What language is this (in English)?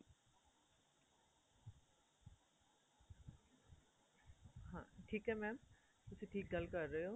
Punjabi